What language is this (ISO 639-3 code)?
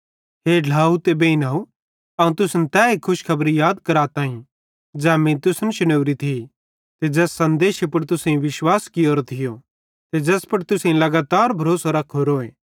bhd